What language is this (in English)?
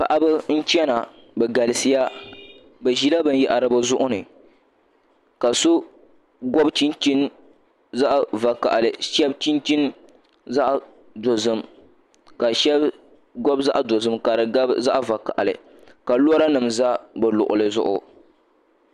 Dagbani